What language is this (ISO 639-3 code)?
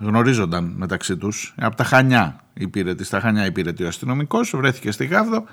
ell